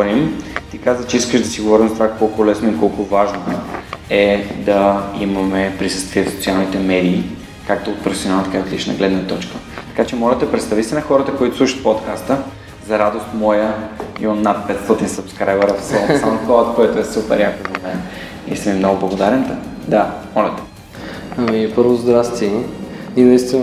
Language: Bulgarian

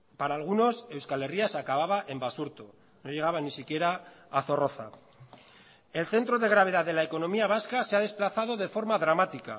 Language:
Spanish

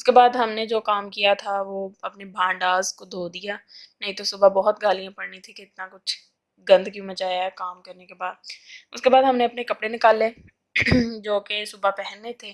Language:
Urdu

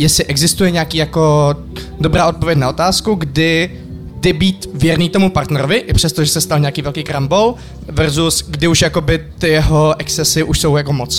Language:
Czech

